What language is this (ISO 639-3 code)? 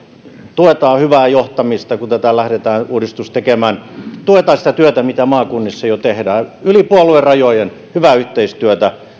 fin